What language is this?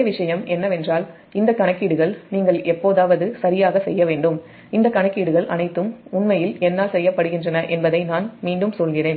Tamil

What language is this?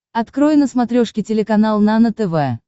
Russian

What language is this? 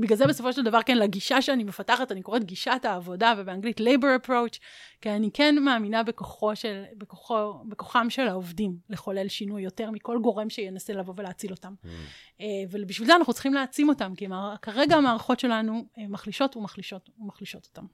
Hebrew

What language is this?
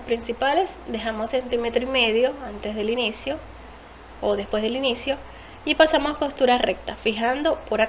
Spanish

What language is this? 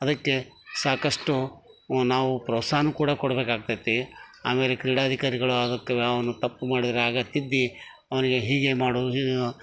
Kannada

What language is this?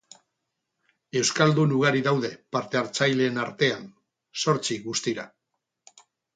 Basque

